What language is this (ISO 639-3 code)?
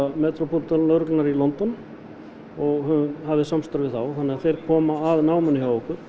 isl